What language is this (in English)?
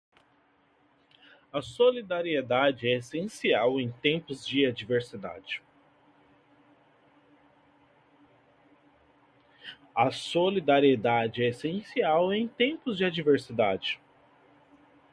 Portuguese